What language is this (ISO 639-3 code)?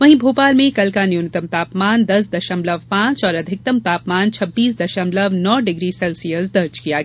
hin